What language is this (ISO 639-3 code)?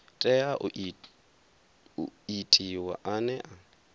ven